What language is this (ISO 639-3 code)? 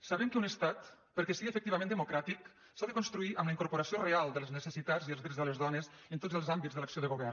cat